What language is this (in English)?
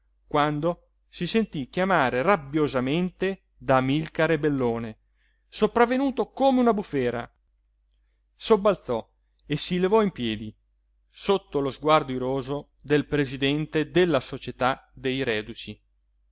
Italian